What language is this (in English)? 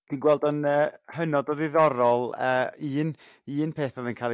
Welsh